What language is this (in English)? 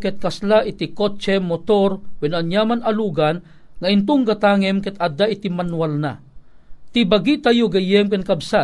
Filipino